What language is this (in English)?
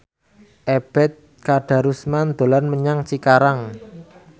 Javanese